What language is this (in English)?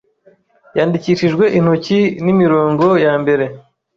Kinyarwanda